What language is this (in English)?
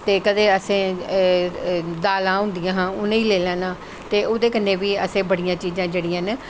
Dogri